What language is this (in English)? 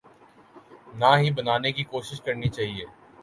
Urdu